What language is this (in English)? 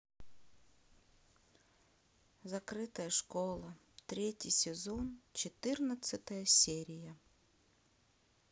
Russian